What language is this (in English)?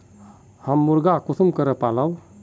Magahi